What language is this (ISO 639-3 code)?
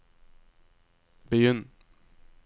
nor